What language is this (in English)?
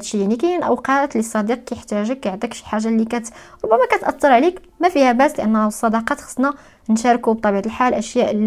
Arabic